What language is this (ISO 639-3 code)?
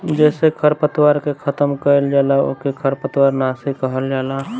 bho